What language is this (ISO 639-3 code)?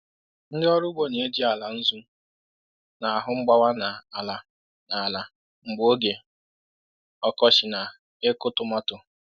ibo